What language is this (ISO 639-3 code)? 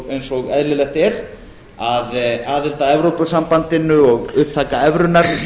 isl